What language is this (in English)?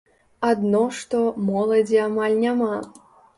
Belarusian